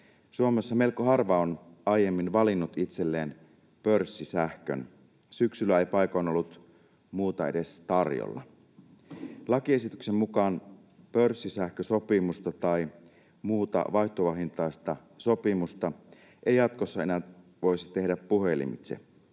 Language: Finnish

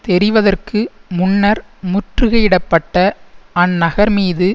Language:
Tamil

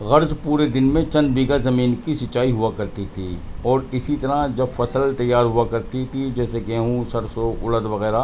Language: Urdu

